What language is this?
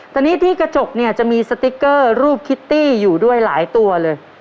Thai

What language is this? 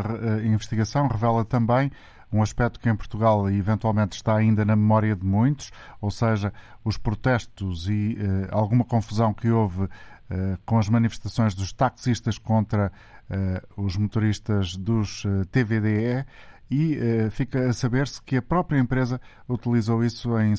Portuguese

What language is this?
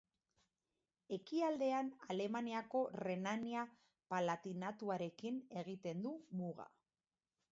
Basque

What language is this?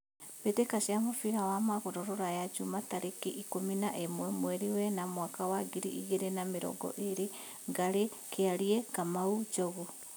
Kikuyu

